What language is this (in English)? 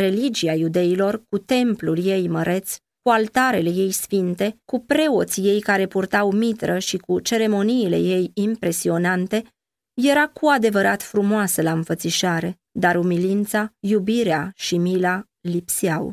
Romanian